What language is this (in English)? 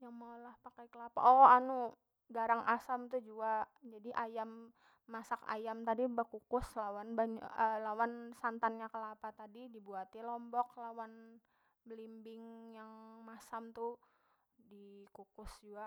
Banjar